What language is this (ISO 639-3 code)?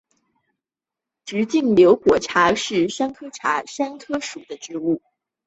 zho